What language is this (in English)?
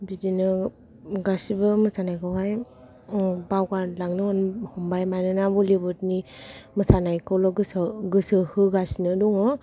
Bodo